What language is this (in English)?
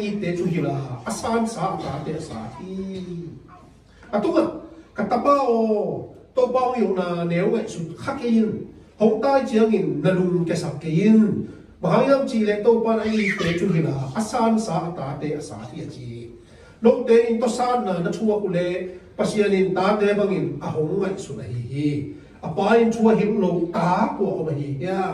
Thai